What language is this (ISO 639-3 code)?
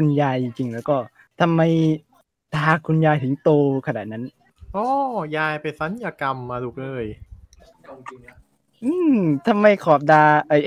tha